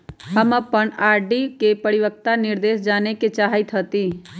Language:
Magahi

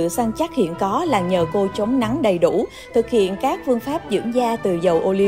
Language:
Vietnamese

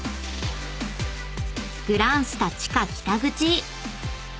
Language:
Japanese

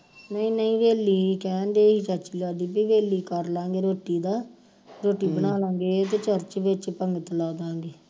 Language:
Punjabi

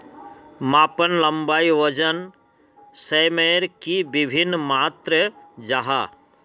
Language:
Magahi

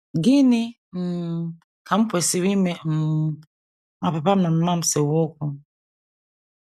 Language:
Igbo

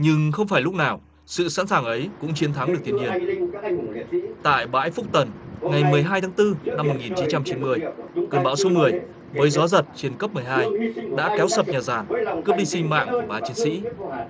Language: Vietnamese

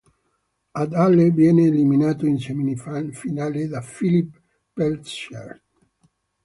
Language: Italian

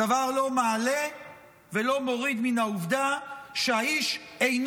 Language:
Hebrew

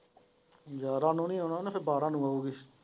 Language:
Punjabi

